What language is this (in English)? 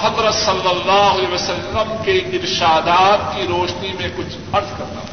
Urdu